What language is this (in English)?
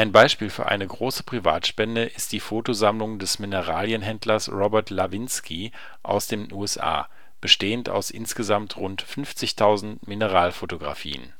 German